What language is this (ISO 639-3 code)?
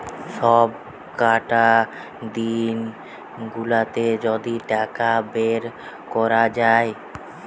ben